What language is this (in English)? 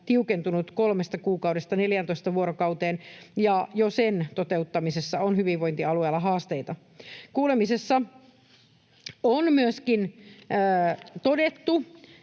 Finnish